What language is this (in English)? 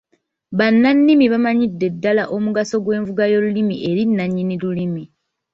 Ganda